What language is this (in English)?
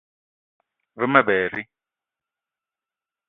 Eton (Cameroon)